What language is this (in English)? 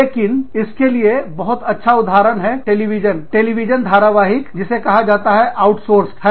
Hindi